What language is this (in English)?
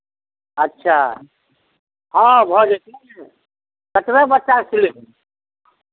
Maithili